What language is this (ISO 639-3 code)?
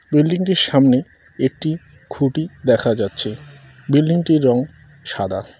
ben